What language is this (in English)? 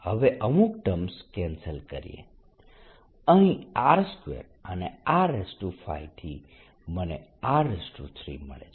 Gujarati